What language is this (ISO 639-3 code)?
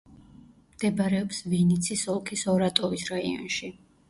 kat